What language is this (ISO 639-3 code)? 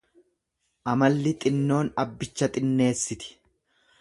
orm